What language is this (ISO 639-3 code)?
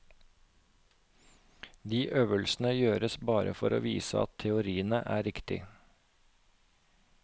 nor